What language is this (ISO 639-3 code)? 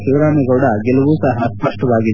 kan